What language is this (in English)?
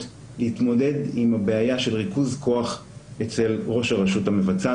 Hebrew